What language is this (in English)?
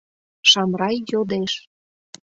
Mari